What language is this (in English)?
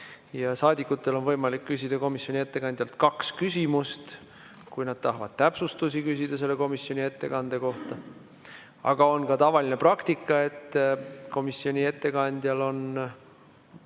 Estonian